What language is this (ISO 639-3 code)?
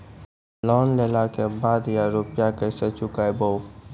mai